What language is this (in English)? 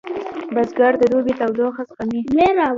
Pashto